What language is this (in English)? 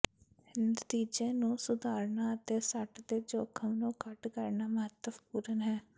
Punjabi